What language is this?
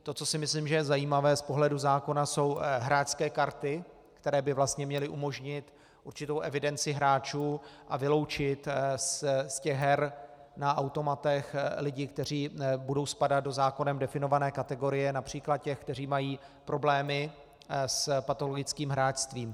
Czech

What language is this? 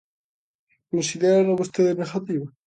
Galician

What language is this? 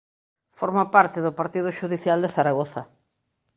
Galician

